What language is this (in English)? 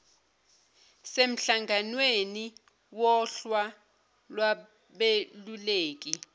Zulu